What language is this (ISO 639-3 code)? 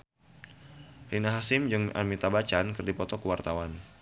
sun